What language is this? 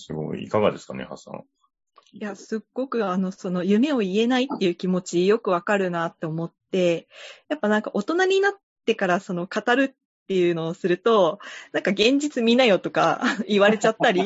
Japanese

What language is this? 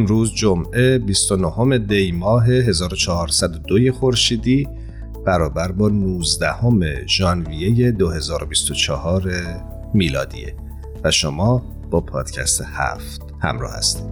Persian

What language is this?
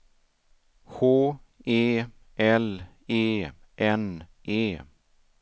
Swedish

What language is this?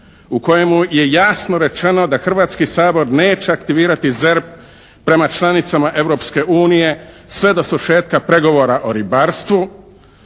Croatian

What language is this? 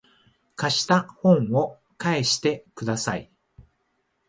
Japanese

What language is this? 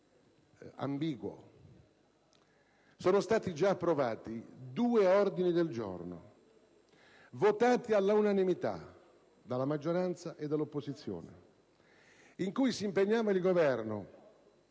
Italian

